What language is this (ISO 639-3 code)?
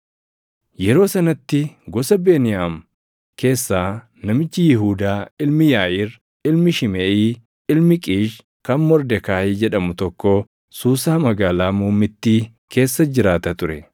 orm